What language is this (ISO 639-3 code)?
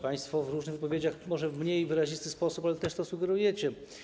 pol